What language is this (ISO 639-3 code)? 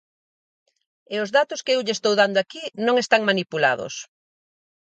glg